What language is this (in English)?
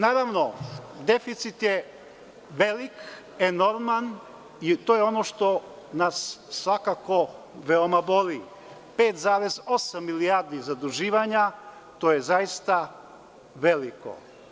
Serbian